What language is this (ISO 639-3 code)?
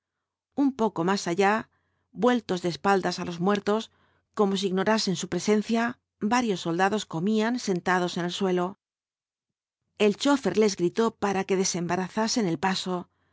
spa